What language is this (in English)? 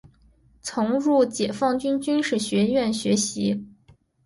Chinese